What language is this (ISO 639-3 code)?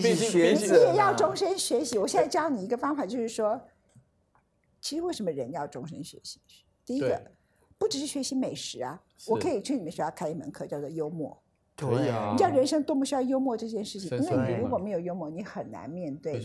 zho